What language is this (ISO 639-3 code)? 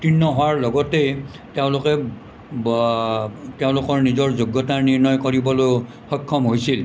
asm